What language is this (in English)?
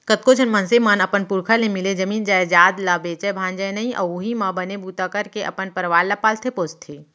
Chhattisgarhi